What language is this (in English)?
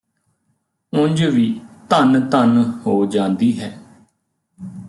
Punjabi